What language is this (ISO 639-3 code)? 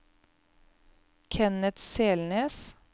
nor